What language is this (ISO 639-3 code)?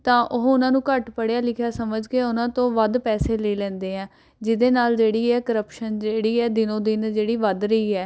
pan